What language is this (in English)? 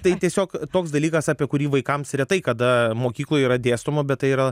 Lithuanian